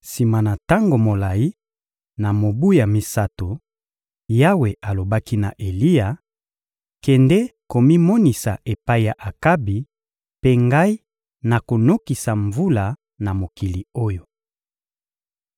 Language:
Lingala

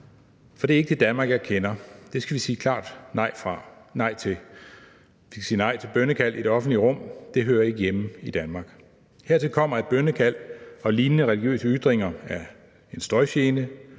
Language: Danish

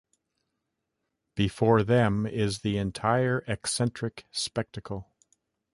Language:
English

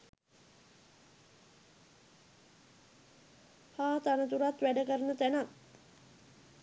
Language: Sinhala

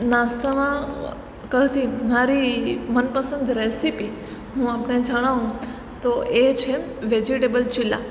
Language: Gujarati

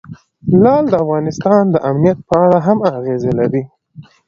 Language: Pashto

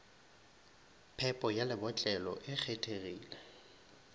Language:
Northern Sotho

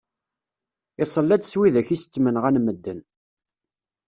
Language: Kabyle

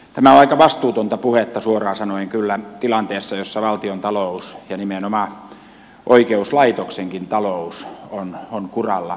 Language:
Finnish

